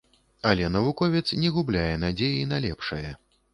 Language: Belarusian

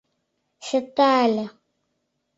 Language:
Mari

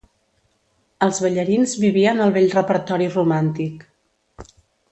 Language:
Catalan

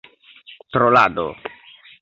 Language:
Esperanto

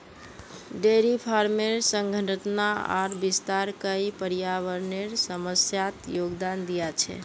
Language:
Magahi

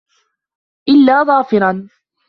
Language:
Arabic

